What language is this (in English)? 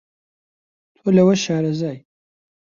Central Kurdish